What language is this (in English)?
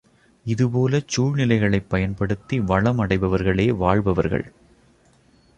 Tamil